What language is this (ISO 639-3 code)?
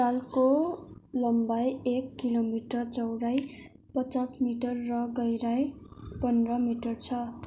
nep